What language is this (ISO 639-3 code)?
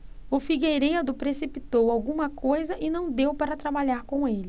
por